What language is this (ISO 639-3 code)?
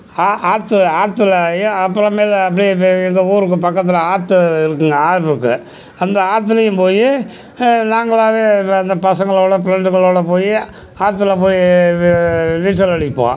tam